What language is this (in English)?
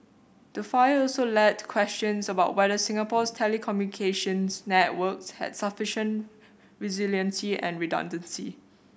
English